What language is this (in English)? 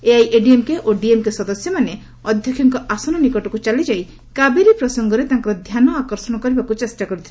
Odia